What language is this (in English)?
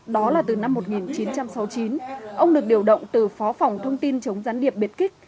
Vietnamese